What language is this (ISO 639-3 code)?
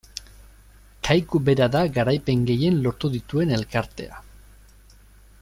eus